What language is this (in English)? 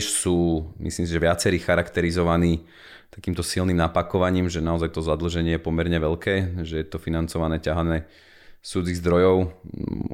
Slovak